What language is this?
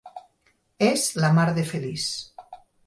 Catalan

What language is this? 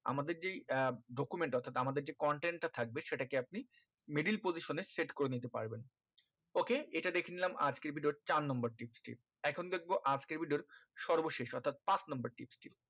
Bangla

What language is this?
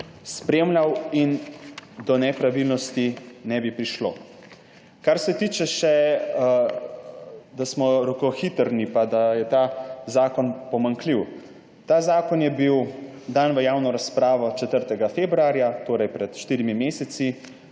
Slovenian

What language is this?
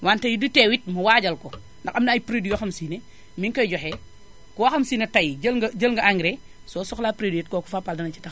Wolof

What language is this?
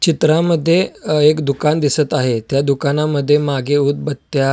Marathi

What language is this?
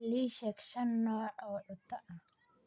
Somali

